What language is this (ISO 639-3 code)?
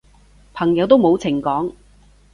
yue